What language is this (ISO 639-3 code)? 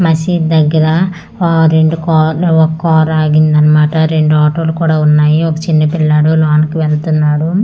tel